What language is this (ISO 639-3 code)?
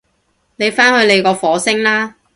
yue